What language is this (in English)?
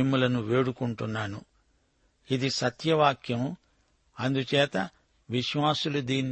Telugu